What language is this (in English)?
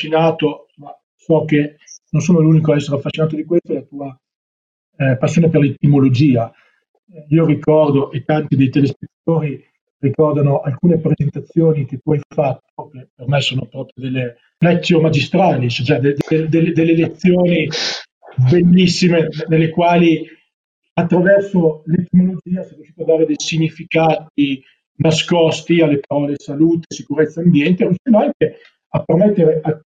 Italian